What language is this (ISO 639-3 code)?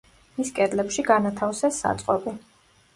kat